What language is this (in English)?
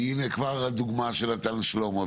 Hebrew